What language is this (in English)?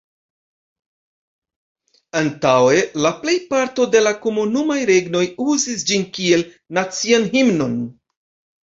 Esperanto